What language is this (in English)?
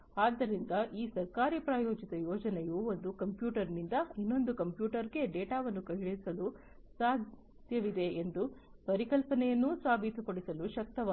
Kannada